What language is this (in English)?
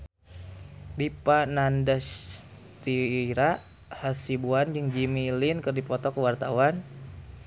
Sundanese